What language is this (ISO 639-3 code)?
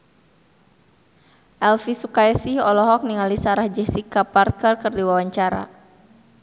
sun